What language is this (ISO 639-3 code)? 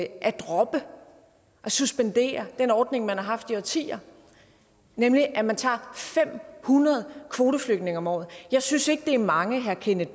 dan